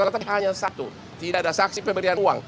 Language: Indonesian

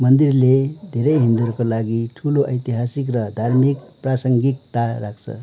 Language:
Nepali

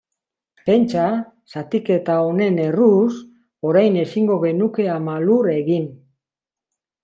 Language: Basque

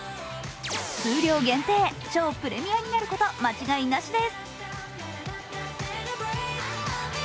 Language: Japanese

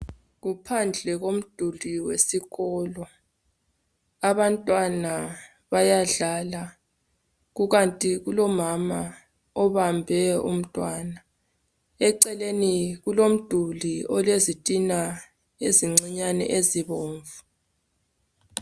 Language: North Ndebele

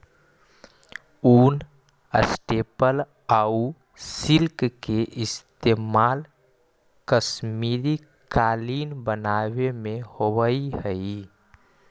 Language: Magahi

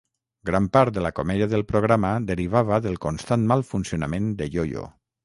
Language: Catalan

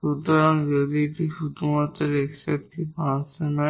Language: Bangla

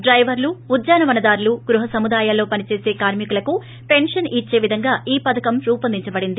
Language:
Telugu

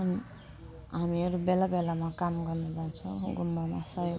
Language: Nepali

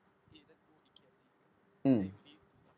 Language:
English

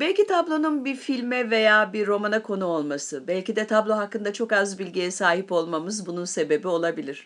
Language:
Turkish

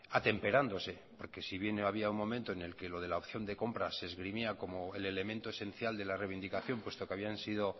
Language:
Spanish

